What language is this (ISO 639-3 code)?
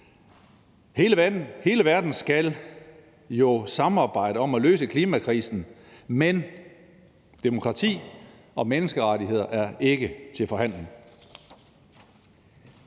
dan